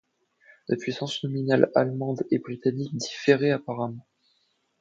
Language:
French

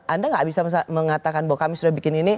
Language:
Indonesian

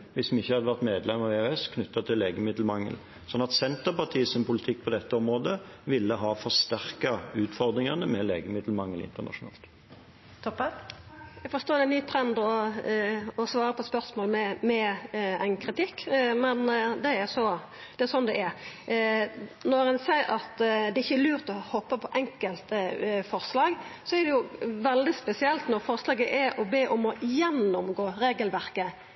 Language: Norwegian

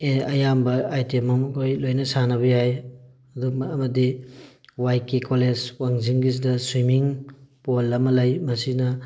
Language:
Manipuri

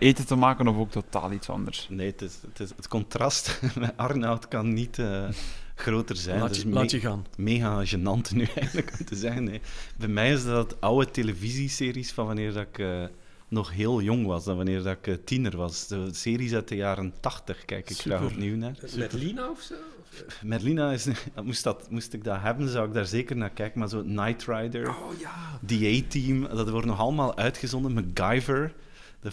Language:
Dutch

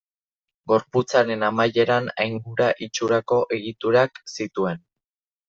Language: Basque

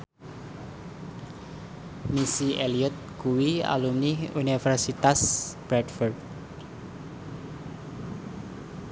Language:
Javanese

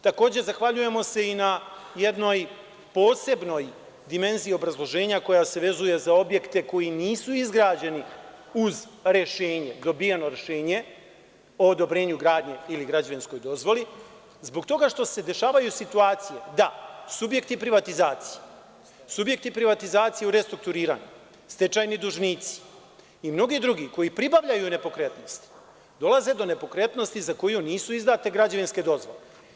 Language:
Serbian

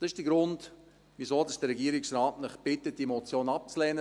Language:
Swiss German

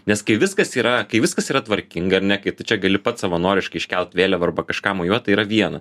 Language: Lithuanian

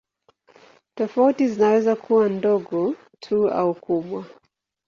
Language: Swahili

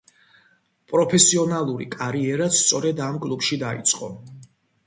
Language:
Georgian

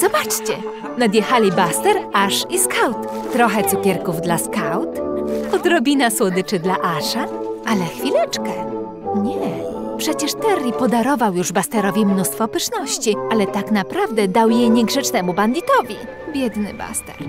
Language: Polish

